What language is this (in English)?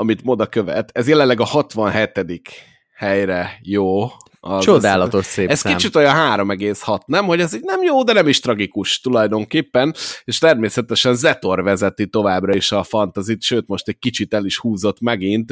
Hungarian